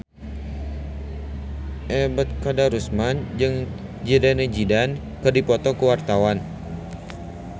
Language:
Sundanese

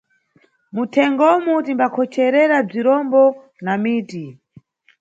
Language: Nyungwe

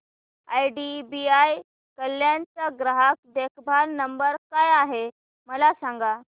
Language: Marathi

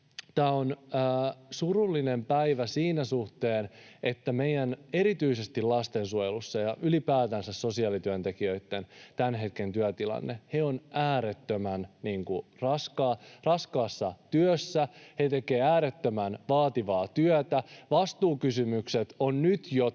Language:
Finnish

